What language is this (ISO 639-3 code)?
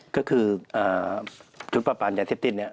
tha